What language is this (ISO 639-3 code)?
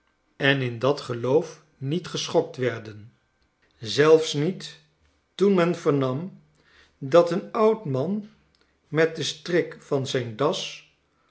nld